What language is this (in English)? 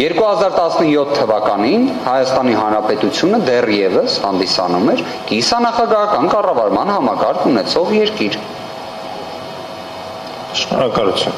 Romanian